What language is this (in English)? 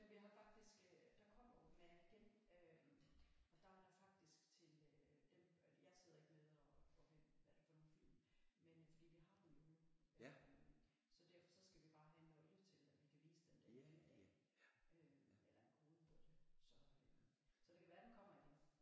Danish